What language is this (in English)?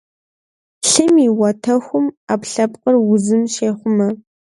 Kabardian